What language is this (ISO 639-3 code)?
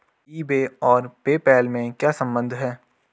hin